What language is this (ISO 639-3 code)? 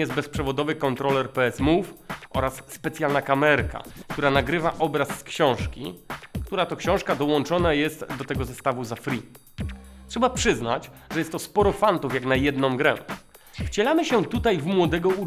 pol